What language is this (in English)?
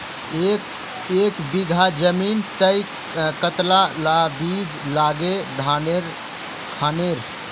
Magahi